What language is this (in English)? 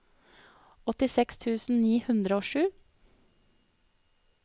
Norwegian